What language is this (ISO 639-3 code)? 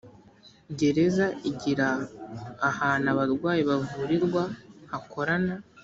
kin